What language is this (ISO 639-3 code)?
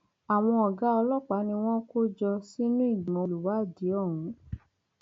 yor